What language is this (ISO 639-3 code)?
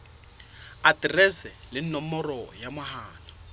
sot